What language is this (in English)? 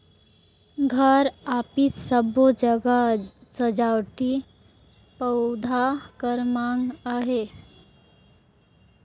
Chhattisgarhi